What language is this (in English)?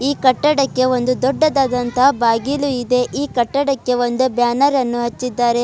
Kannada